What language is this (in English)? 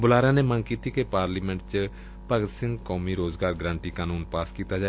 Punjabi